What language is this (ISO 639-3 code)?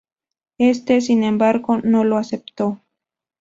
spa